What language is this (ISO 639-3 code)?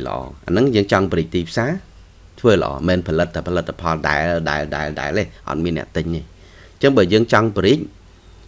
vie